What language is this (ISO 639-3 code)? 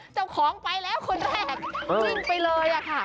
tha